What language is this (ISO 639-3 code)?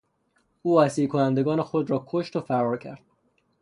fas